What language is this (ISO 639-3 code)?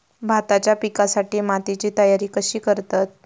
mar